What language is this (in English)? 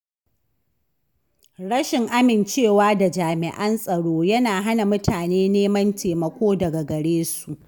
Hausa